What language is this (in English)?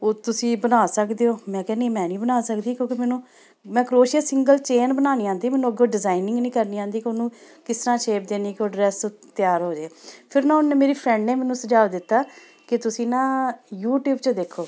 Punjabi